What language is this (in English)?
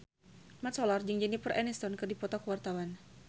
Sundanese